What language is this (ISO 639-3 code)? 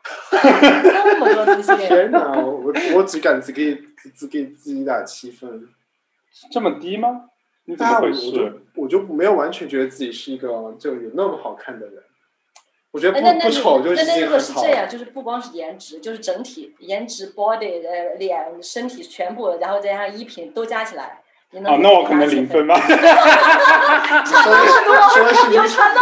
zho